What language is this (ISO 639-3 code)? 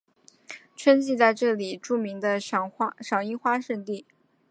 zho